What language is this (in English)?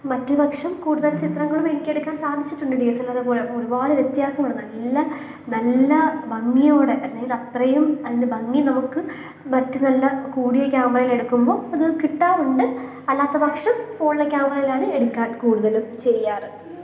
Malayalam